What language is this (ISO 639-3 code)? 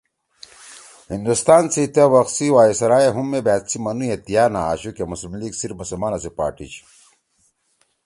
trw